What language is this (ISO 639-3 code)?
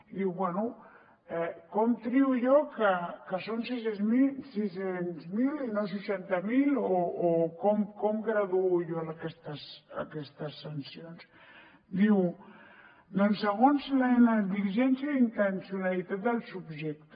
cat